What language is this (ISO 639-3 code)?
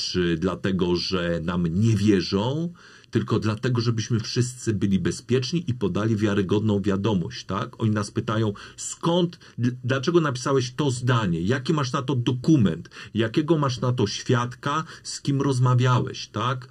pol